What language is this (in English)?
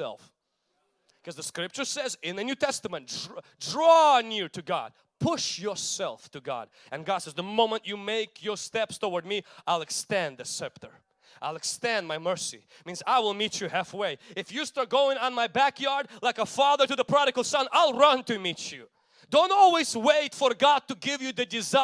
English